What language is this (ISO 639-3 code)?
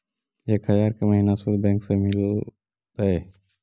mag